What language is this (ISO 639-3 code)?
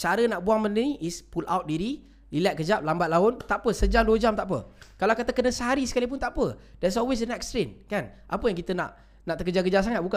msa